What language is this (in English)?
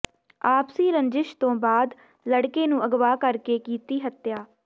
Punjabi